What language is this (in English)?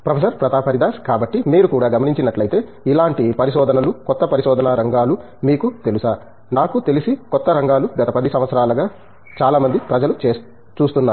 Telugu